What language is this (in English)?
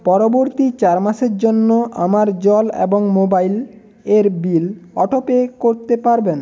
Bangla